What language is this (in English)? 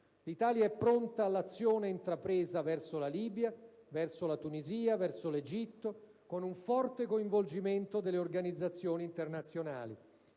Italian